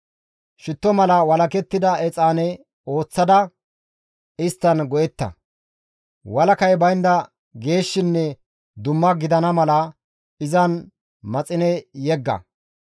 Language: Gamo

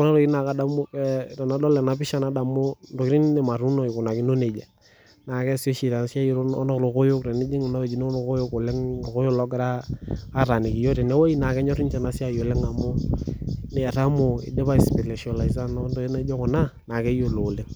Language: Masai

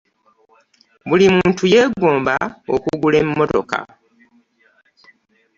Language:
Ganda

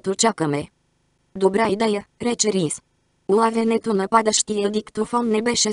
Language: Bulgarian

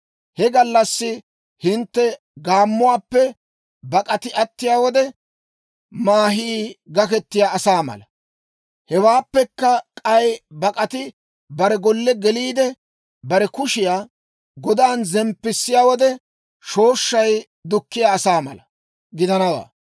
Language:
Dawro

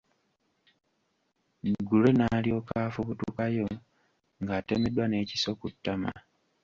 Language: Ganda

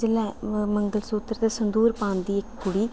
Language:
Dogri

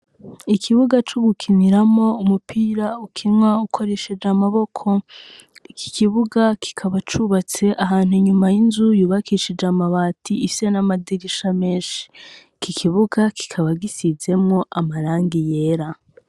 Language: Rundi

